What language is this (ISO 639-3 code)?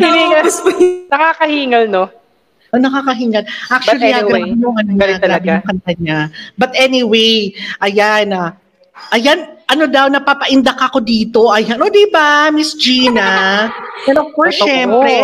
fil